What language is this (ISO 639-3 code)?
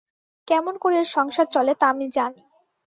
ben